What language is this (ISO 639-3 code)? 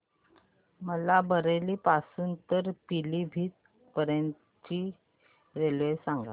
mar